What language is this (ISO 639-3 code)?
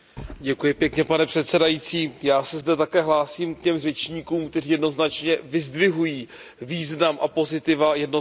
ces